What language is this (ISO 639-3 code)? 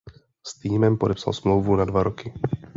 ces